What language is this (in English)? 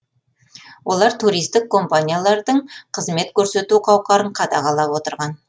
Kazakh